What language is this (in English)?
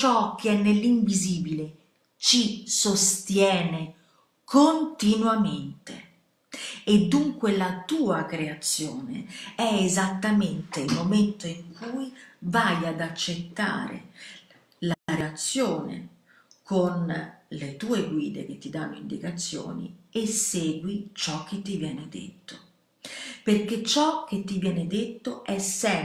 Italian